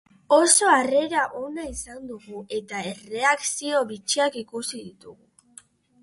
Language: Basque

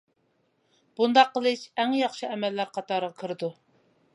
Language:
Uyghur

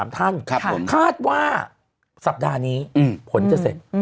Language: Thai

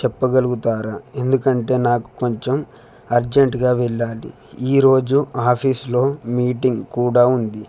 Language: Telugu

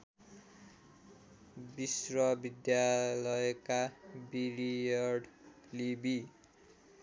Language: Nepali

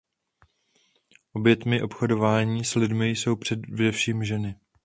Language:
Czech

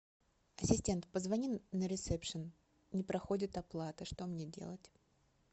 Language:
Russian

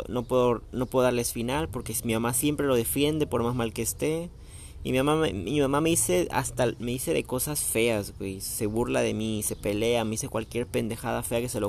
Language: Spanish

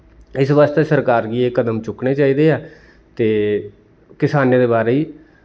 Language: Dogri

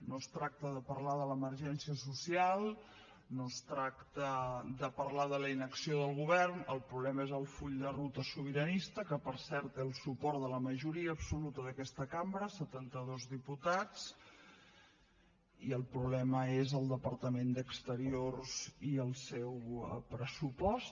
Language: Catalan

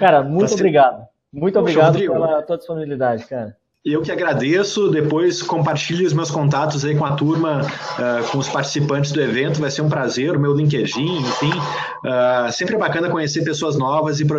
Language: Portuguese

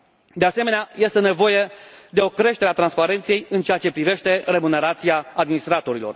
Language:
Romanian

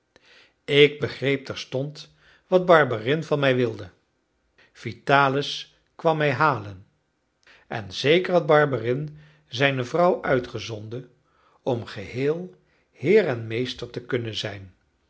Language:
Dutch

